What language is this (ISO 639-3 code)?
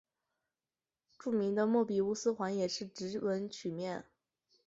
zho